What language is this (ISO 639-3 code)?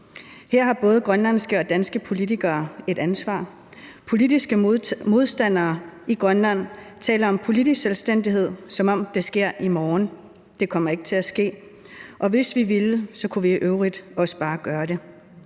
dan